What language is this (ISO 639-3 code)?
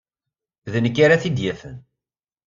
kab